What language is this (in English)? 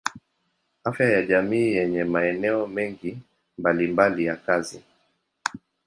Swahili